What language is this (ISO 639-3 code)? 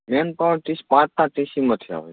guj